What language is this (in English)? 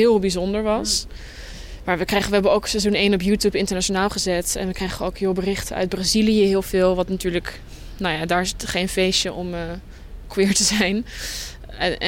Dutch